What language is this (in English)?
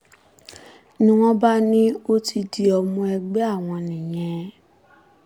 Yoruba